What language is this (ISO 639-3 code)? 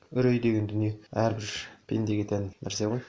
kaz